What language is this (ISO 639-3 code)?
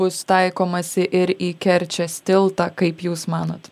lit